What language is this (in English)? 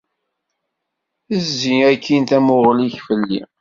Kabyle